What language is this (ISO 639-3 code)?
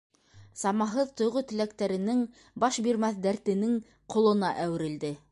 bak